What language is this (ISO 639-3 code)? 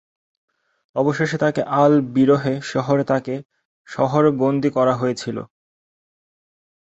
ben